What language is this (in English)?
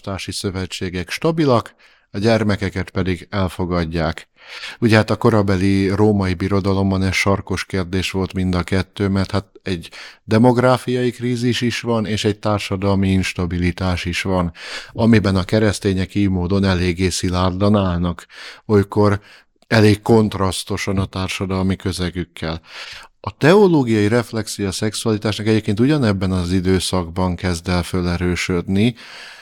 Hungarian